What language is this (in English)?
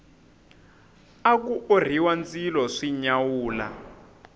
Tsonga